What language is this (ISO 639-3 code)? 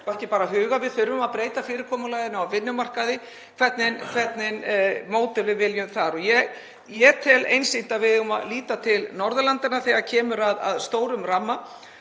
isl